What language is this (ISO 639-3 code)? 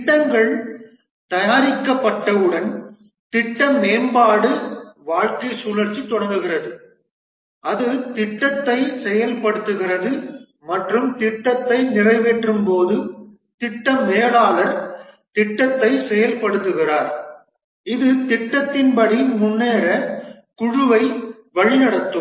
tam